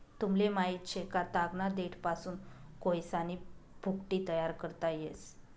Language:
Marathi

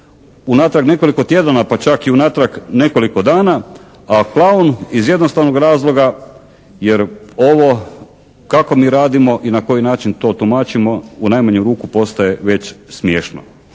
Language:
Croatian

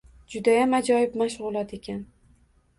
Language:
Uzbek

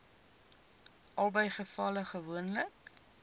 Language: Afrikaans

